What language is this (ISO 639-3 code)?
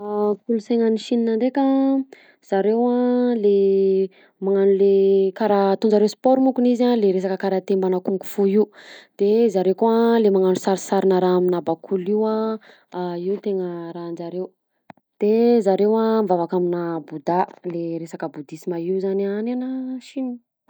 bzc